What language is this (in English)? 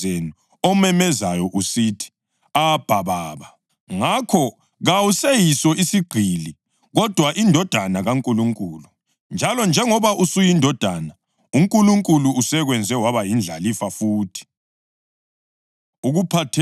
North Ndebele